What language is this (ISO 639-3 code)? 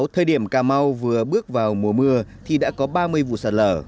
vie